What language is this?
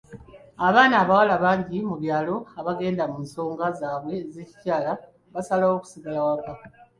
Ganda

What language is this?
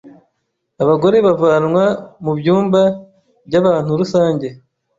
Kinyarwanda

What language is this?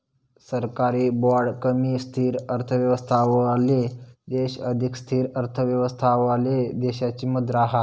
Marathi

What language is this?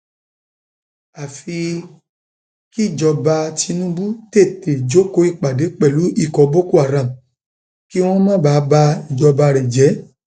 Yoruba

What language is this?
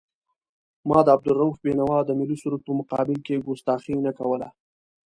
Pashto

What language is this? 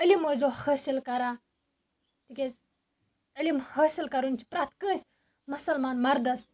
Kashmiri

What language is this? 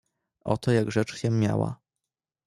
Polish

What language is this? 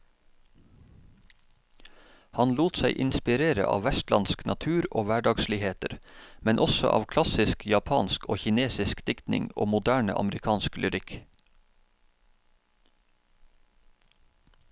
Norwegian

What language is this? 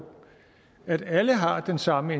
Danish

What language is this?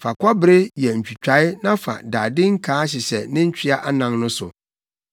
Akan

